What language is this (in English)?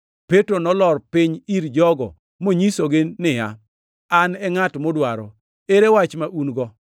Luo (Kenya and Tanzania)